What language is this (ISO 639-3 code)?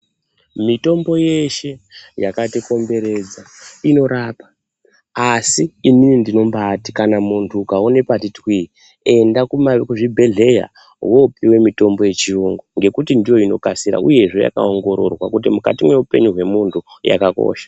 ndc